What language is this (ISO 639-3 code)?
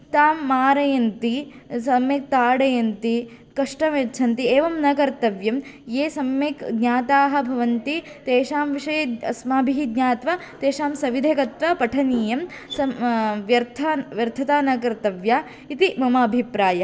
san